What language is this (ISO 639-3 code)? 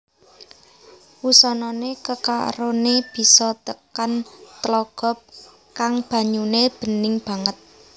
jav